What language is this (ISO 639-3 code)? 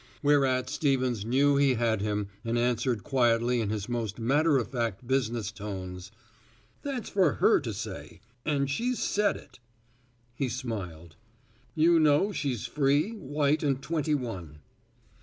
eng